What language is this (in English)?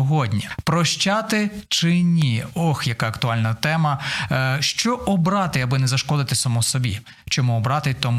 Ukrainian